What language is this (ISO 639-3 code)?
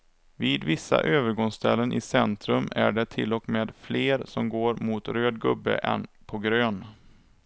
swe